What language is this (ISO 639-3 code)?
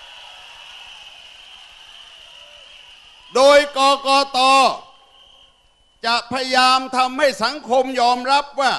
tha